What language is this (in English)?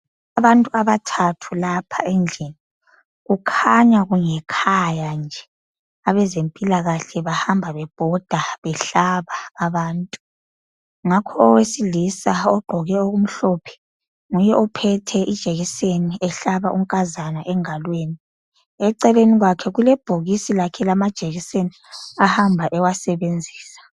North Ndebele